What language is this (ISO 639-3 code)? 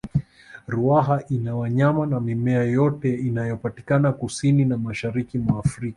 swa